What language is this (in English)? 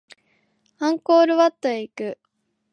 Japanese